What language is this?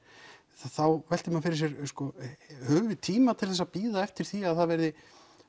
Icelandic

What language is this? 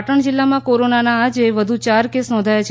Gujarati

